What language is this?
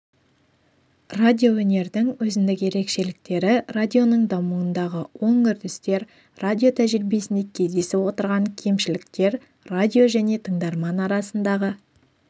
Kazakh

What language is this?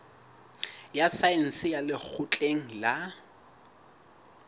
Southern Sotho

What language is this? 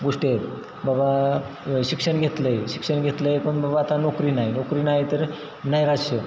Marathi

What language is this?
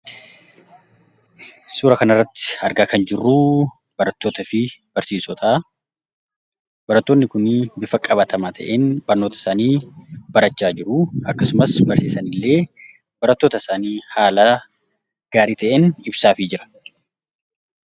Oromo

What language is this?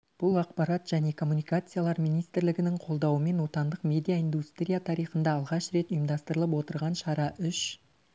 Kazakh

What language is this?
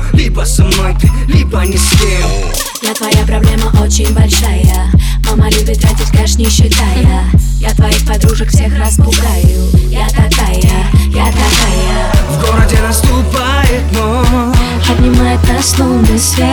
Russian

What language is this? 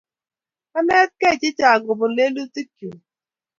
Kalenjin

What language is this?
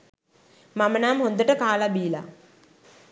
Sinhala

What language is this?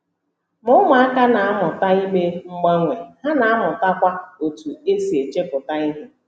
Igbo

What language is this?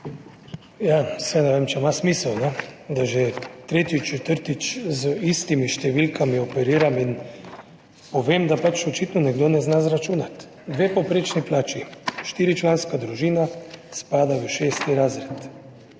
Slovenian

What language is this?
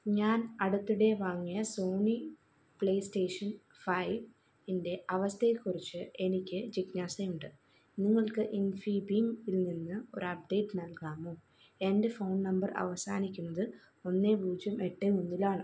Malayalam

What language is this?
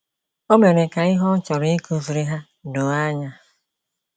Igbo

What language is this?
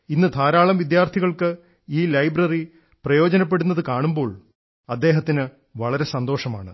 Malayalam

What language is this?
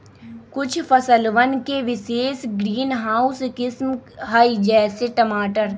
Magahi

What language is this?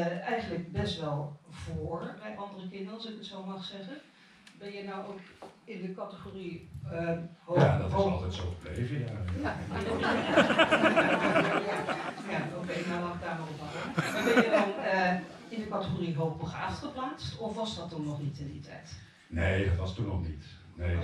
Dutch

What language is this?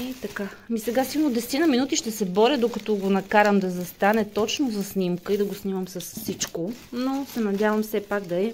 Bulgarian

